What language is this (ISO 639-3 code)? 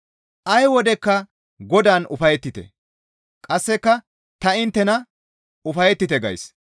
gmv